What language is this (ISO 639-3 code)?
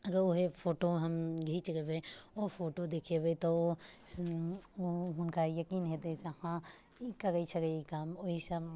mai